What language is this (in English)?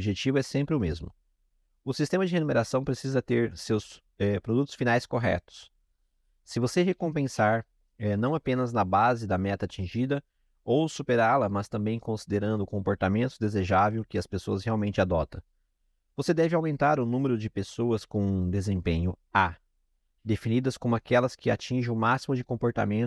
Portuguese